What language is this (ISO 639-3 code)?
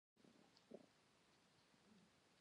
pus